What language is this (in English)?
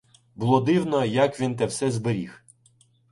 Ukrainian